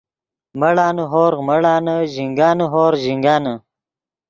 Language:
Yidgha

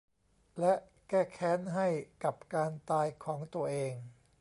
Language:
Thai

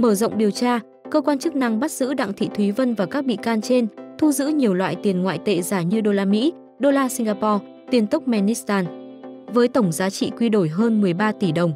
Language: Vietnamese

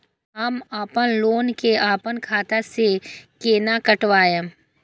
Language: Maithili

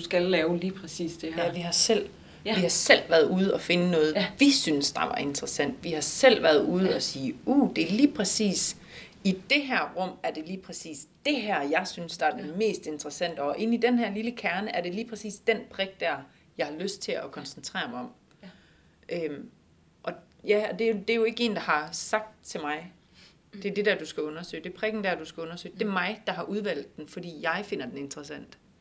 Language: Danish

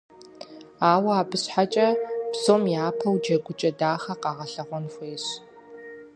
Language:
Kabardian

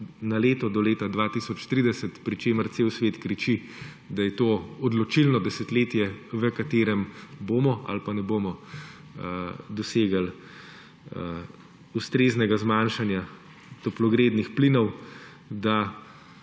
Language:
Slovenian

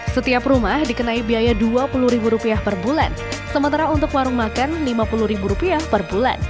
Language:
Indonesian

